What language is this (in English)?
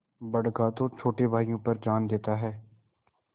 Hindi